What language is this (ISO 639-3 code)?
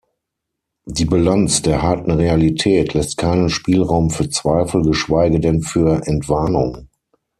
deu